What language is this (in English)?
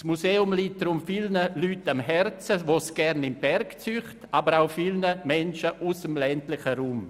Swiss German